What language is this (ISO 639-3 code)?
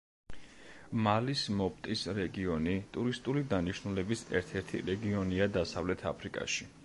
kat